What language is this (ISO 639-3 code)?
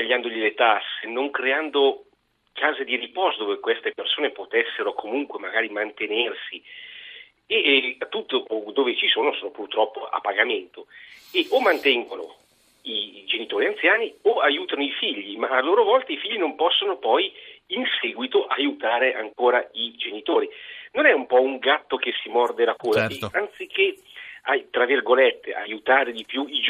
ita